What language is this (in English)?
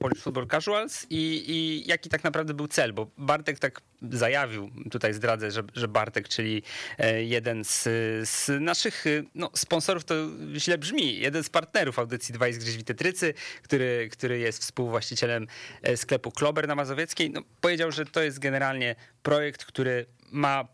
Polish